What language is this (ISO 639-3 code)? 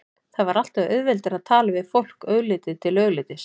isl